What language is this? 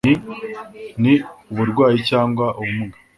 Kinyarwanda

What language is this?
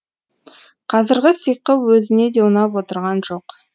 Kazakh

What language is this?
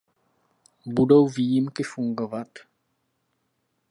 Czech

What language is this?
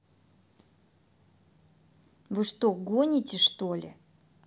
Russian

